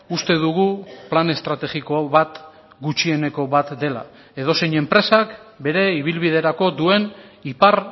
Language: Basque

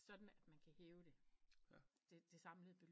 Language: Danish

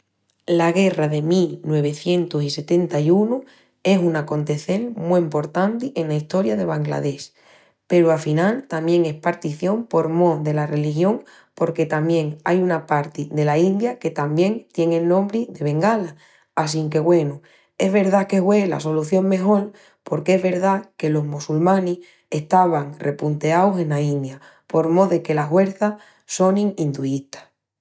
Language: Extremaduran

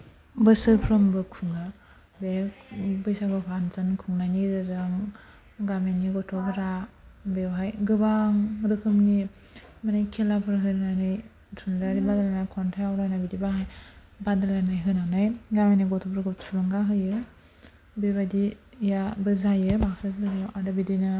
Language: Bodo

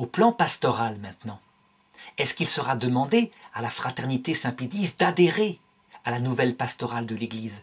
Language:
French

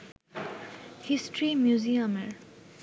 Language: Bangla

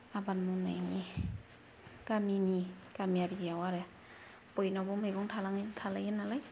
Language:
Bodo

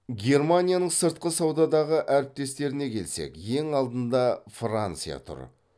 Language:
Kazakh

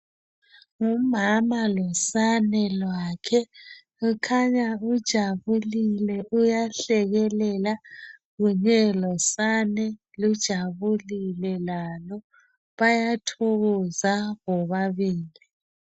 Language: North Ndebele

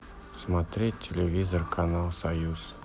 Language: Russian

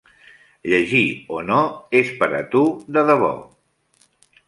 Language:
Catalan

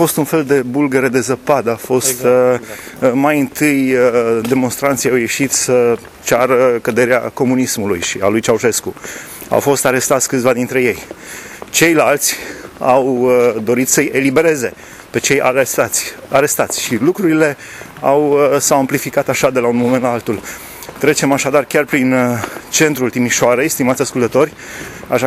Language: Romanian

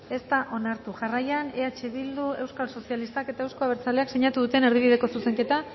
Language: Basque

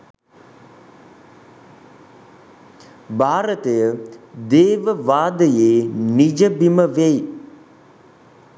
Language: Sinhala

